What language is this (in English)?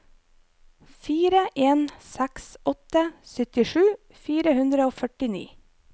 Norwegian